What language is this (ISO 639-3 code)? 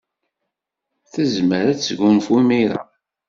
kab